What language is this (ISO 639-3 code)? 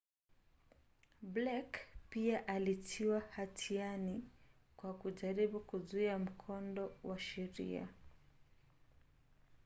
swa